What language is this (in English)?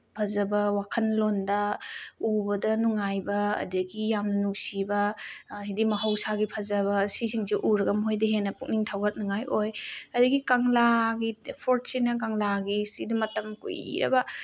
Manipuri